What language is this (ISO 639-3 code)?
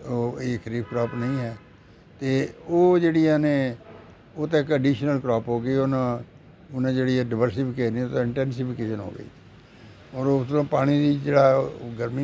pan